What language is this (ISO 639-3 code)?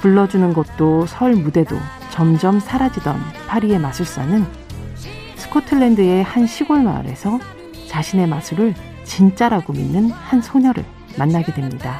kor